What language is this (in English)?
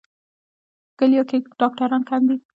Pashto